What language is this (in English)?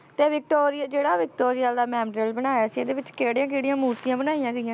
Punjabi